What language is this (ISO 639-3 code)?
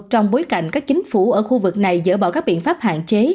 vie